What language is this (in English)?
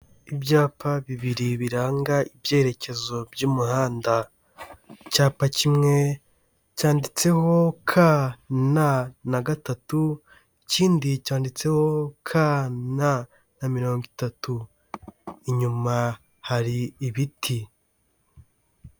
Kinyarwanda